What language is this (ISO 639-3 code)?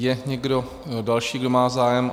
ces